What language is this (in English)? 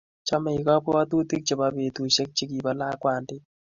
Kalenjin